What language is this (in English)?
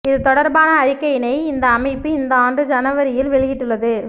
Tamil